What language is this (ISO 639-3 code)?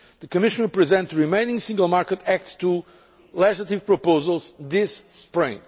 eng